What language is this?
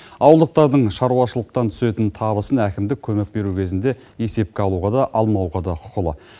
Kazakh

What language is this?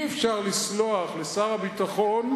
Hebrew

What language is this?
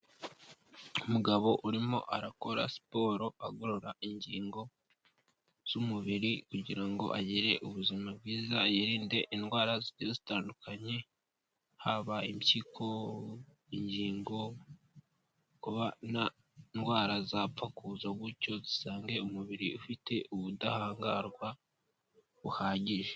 Kinyarwanda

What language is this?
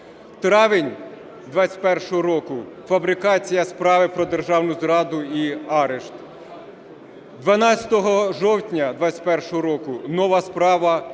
Ukrainian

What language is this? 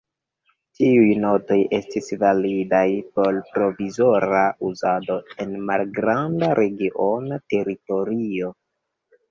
Esperanto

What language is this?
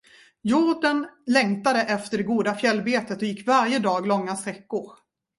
Swedish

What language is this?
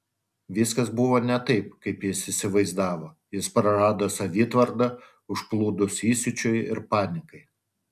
Lithuanian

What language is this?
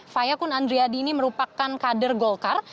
Indonesian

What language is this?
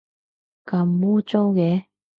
Cantonese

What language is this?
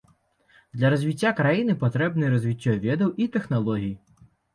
Belarusian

